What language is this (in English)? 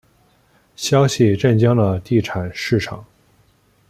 Chinese